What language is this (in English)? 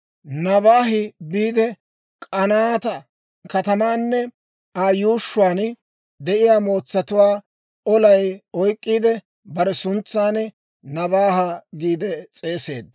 Dawro